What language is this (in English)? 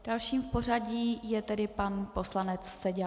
Czech